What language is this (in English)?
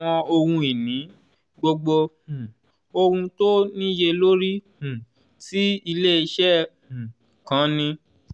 Yoruba